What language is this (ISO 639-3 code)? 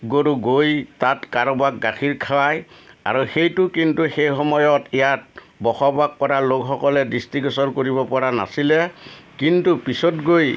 asm